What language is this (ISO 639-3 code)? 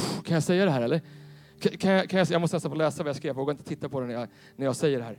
swe